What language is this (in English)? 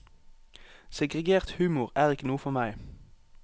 Norwegian